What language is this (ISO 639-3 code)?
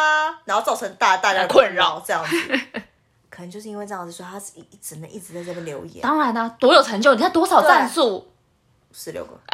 zho